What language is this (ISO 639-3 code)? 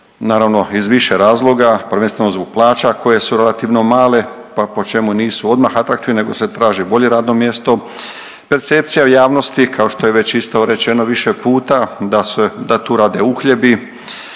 hrv